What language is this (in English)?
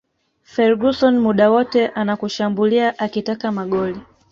Swahili